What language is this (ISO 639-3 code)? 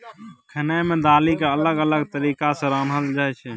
mai